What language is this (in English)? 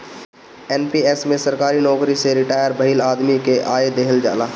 Bhojpuri